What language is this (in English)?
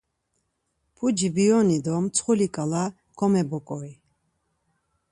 Laz